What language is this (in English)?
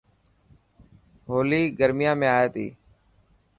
Dhatki